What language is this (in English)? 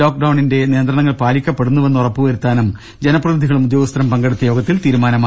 Malayalam